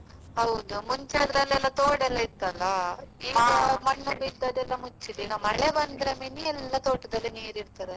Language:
Kannada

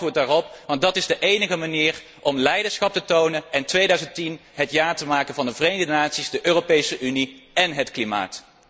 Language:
Dutch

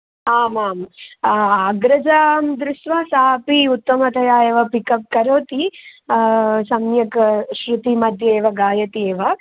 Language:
Sanskrit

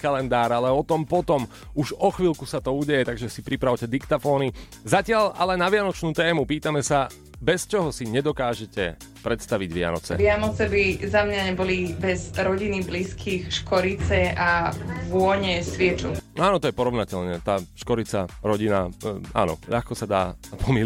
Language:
Slovak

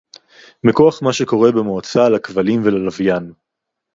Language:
Hebrew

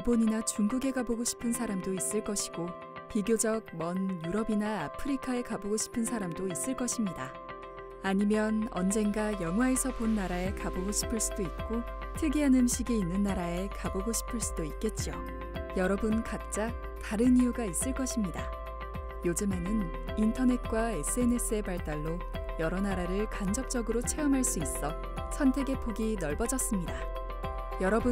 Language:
Korean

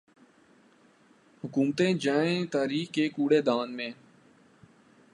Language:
Urdu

